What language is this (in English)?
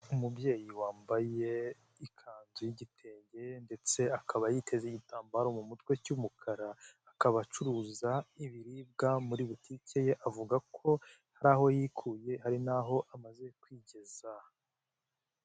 Kinyarwanda